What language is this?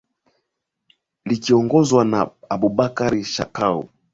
Swahili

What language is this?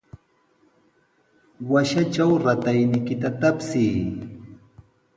Sihuas Ancash Quechua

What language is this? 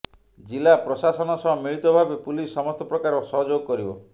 Odia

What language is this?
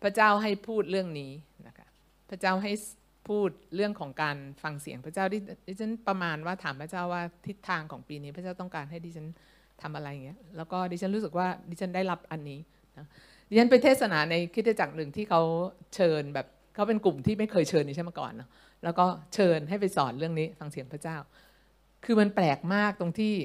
Thai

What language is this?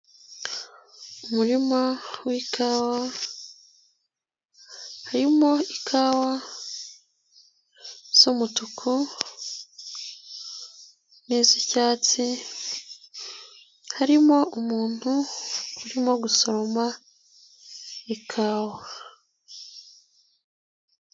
Kinyarwanda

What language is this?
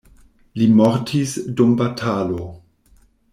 Esperanto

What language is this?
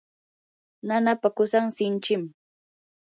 Yanahuanca Pasco Quechua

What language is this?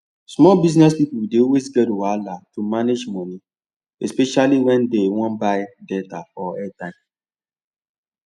Nigerian Pidgin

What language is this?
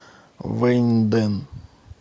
Russian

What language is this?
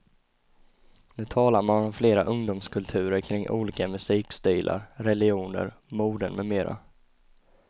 Swedish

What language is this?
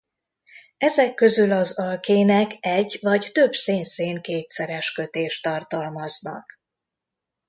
Hungarian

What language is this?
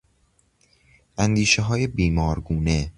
Persian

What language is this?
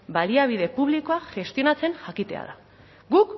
Basque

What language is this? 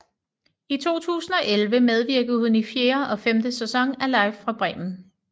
Danish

